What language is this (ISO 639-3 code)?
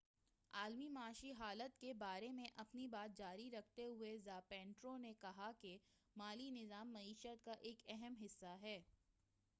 urd